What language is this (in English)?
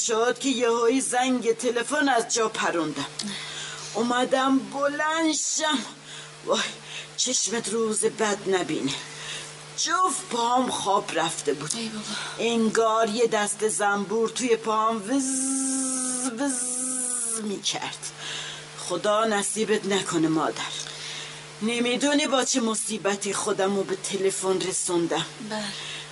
Persian